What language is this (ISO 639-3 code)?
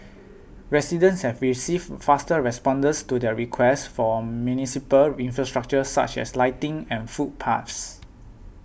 eng